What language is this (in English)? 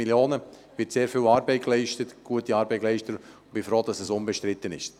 Swiss German